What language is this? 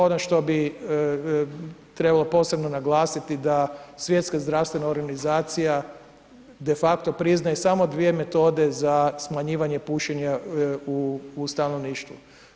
Croatian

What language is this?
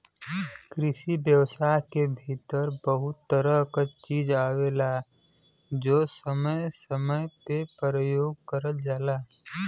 Bhojpuri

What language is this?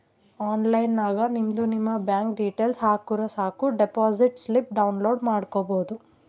Kannada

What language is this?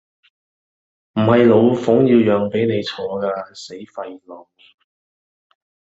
Cantonese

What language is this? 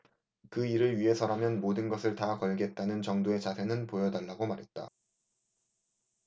Korean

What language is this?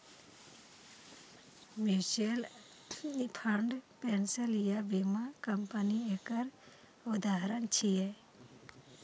Maithili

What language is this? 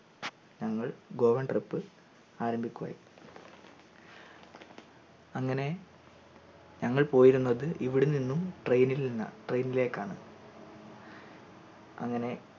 Malayalam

